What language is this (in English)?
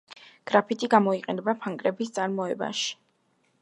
Georgian